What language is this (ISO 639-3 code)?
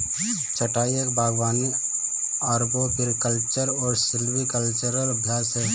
hin